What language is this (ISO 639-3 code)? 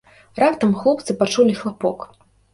bel